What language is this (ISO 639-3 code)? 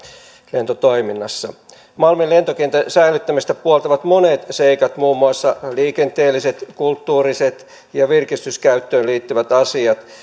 fin